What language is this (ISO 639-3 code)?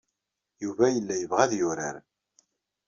kab